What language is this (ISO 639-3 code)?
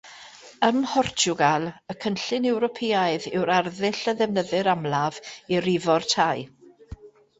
cym